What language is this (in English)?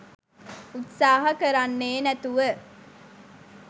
Sinhala